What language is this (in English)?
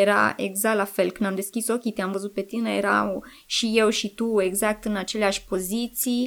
Romanian